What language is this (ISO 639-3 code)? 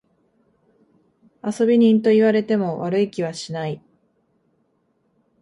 jpn